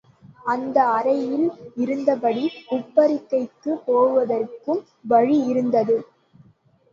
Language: Tamil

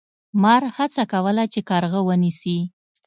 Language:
Pashto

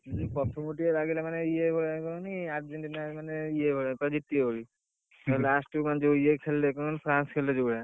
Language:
Odia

